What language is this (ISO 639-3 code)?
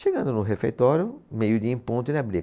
por